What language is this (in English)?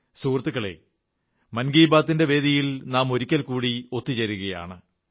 Malayalam